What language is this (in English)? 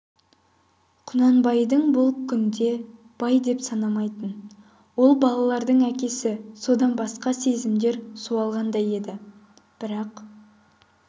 Kazakh